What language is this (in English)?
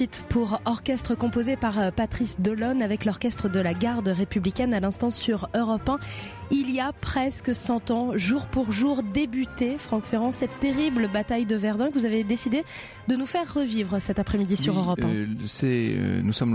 French